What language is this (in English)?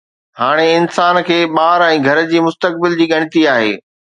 Sindhi